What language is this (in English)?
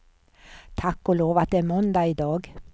Swedish